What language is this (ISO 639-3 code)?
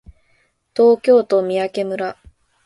jpn